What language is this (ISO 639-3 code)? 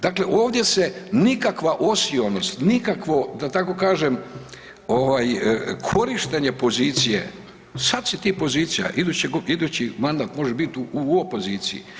hrv